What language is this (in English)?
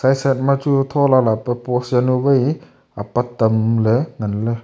Wancho Naga